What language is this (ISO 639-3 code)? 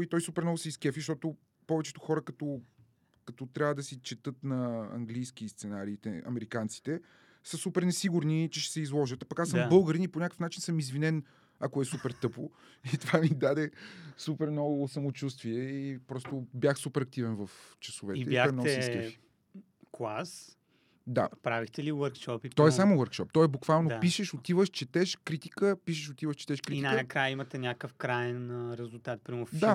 bul